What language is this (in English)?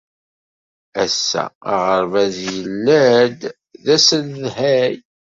Kabyle